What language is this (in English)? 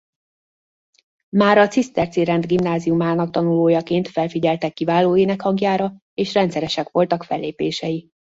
Hungarian